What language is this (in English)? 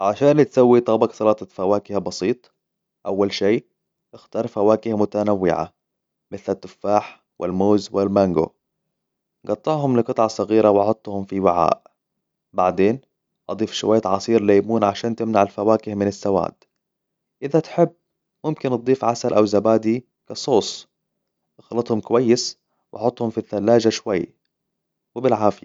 Hijazi Arabic